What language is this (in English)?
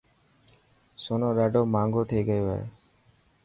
Dhatki